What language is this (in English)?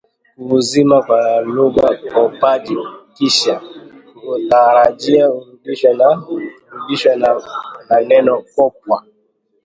Swahili